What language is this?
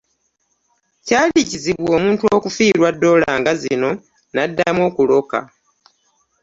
Ganda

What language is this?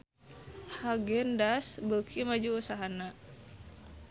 Sundanese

